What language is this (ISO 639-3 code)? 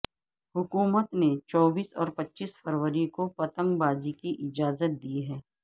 urd